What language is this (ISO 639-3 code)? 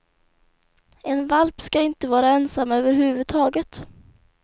swe